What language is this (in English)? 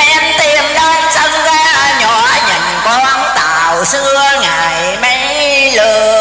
Vietnamese